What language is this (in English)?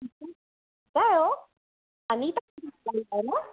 Sindhi